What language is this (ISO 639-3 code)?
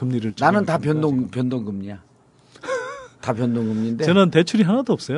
kor